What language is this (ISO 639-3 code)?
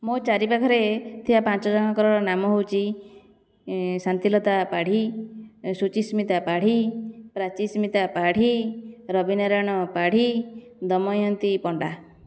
ori